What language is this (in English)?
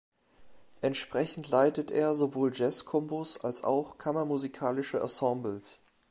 German